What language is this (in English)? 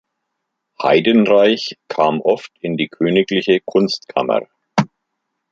German